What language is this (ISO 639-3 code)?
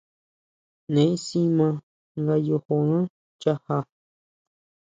mau